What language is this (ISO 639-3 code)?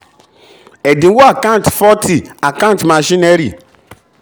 yor